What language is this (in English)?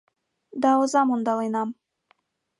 Mari